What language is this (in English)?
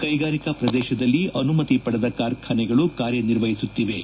Kannada